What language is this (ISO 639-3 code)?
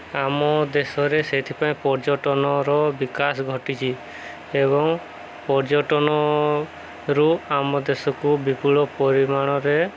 ori